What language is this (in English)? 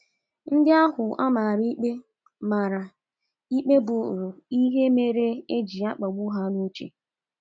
Igbo